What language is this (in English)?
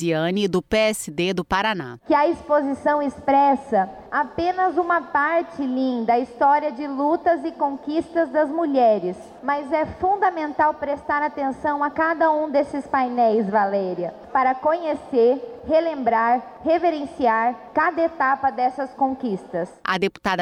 Portuguese